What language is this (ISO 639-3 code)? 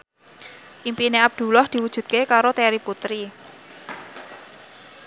jav